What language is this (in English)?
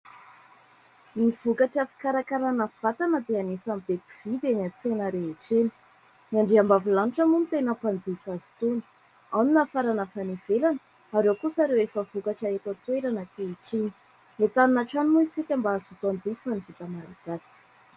Malagasy